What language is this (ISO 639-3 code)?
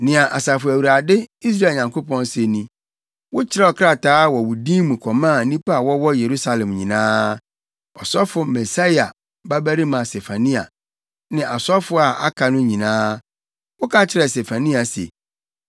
aka